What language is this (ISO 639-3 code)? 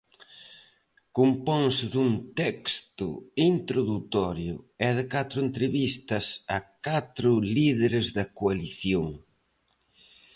glg